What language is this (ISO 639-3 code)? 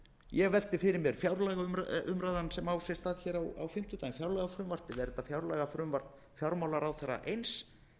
isl